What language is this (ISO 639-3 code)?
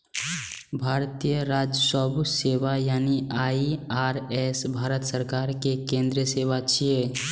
mai